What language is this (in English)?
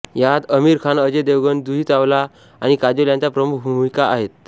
Marathi